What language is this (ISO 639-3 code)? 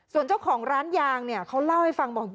tha